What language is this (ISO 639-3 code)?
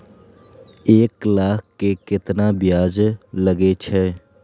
mai